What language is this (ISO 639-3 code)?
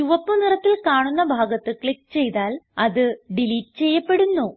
mal